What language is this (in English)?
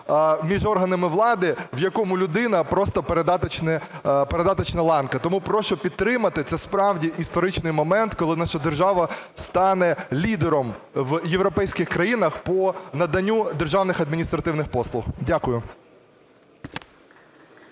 Ukrainian